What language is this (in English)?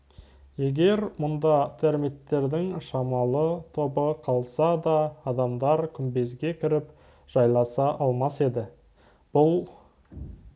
Kazakh